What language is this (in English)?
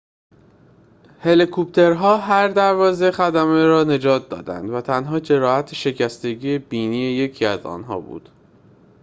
Persian